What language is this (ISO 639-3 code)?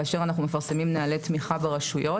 heb